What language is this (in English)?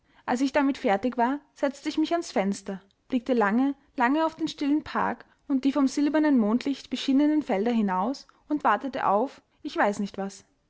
German